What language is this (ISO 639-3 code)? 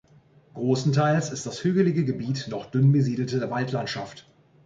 deu